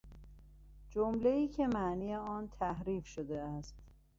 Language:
Persian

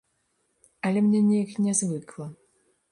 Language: Belarusian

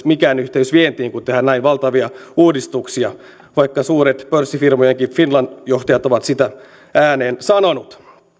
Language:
Finnish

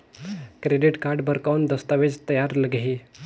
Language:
Chhattisgarhi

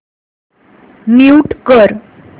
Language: Marathi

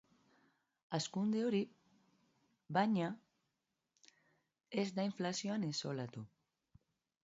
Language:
Basque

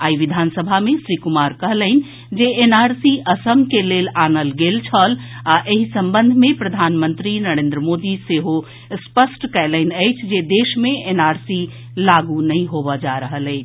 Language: Maithili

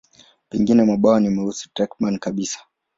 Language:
Swahili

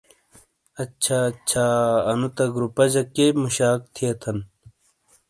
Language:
Shina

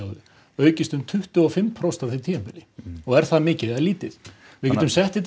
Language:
Icelandic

